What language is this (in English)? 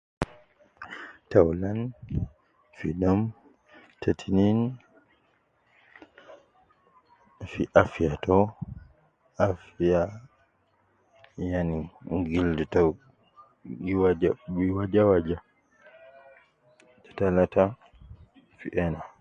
Nubi